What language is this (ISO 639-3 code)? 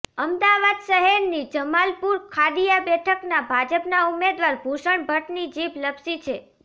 guj